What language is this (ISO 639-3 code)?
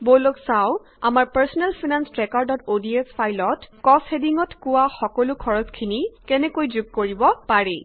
asm